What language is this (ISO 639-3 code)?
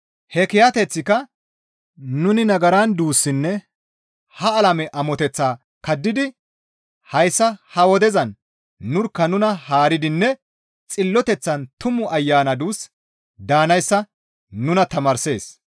gmv